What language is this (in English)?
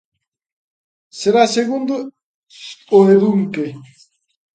Galician